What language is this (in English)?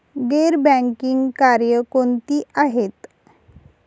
Marathi